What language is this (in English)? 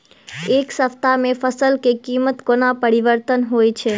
Maithili